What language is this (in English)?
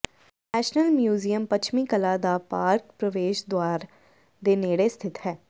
Punjabi